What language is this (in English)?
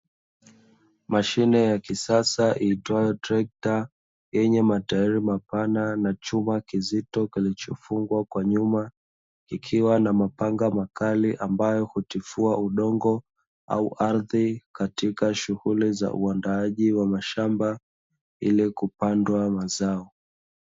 Swahili